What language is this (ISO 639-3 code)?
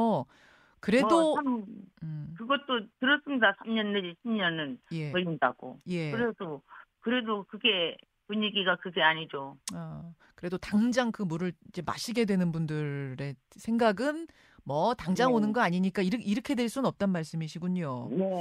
kor